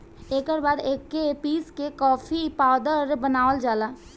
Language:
Bhojpuri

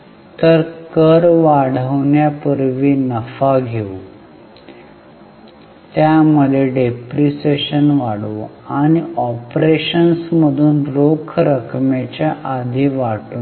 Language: Marathi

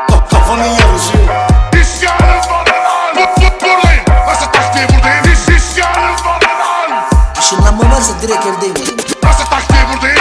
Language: Turkish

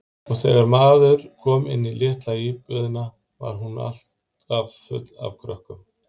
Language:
Icelandic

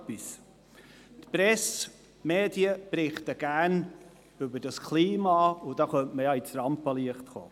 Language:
Swiss German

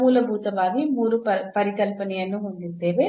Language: Kannada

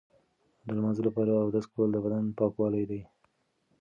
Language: Pashto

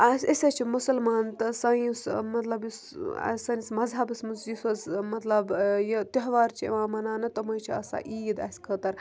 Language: Kashmiri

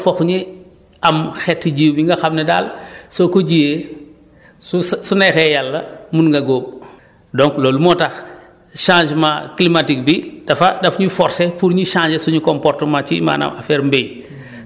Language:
Wolof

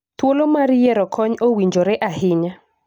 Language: Luo (Kenya and Tanzania)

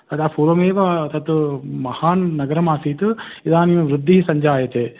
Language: Sanskrit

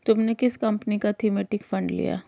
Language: Hindi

